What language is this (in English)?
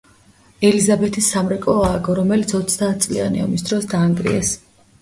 Georgian